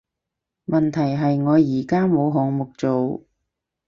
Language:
Cantonese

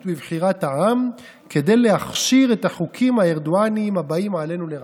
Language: Hebrew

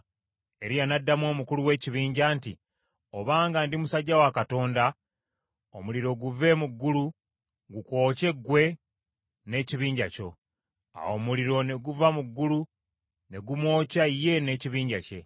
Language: Ganda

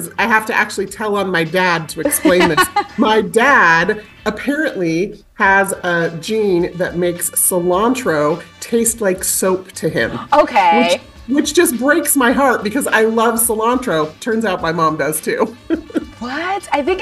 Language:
English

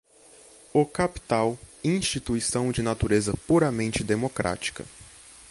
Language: Portuguese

